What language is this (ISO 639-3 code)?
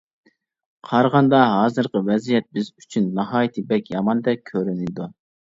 uig